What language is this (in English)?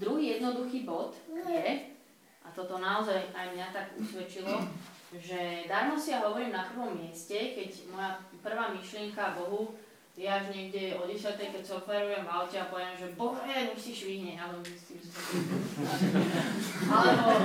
Slovak